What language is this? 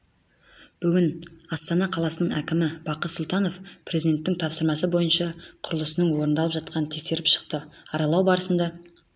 Kazakh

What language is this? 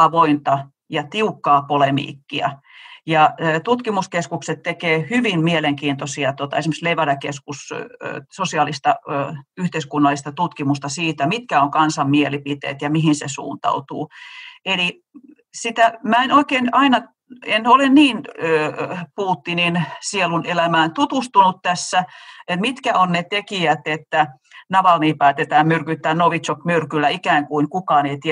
Finnish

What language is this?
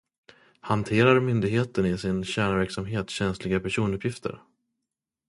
Swedish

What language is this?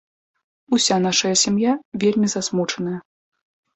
Belarusian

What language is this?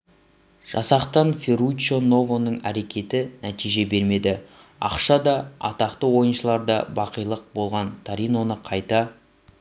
Kazakh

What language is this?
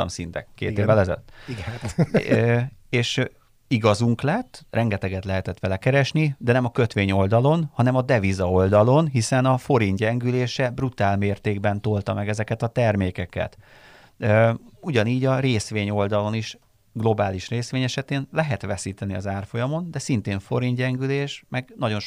Hungarian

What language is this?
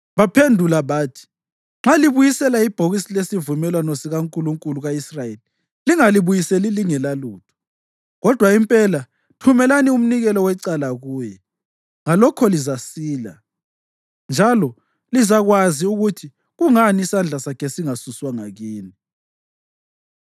North Ndebele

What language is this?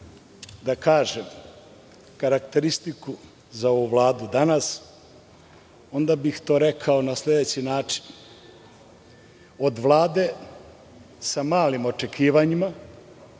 Serbian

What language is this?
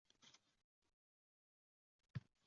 Uzbek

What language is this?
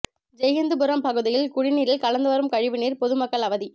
Tamil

